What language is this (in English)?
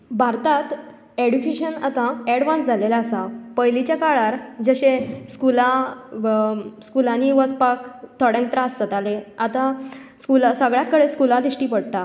Konkani